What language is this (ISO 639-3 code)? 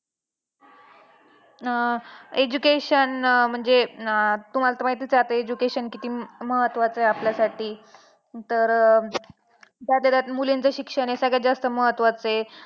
mar